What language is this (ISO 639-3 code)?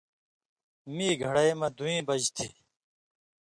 mvy